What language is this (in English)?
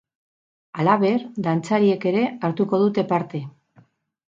Basque